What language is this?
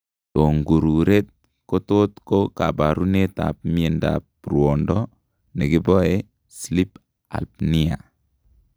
Kalenjin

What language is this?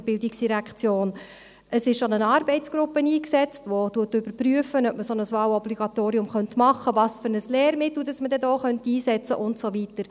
Swiss German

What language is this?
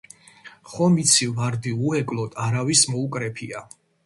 Georgian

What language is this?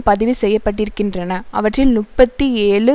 Tamil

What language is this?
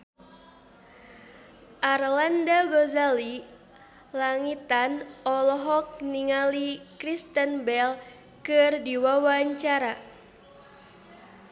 Sundanese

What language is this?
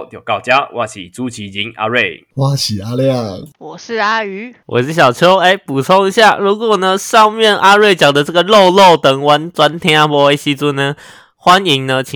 Chinese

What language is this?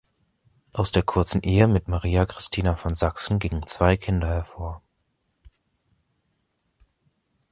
German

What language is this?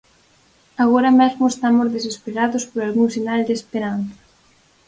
Galician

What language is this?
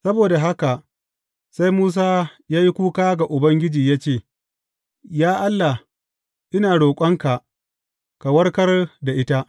Hausa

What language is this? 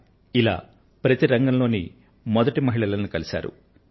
Telugu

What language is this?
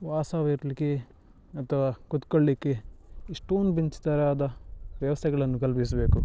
Kannada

